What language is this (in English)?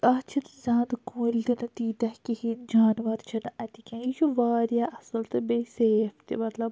Kashmiri